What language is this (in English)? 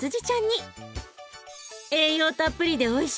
Japanese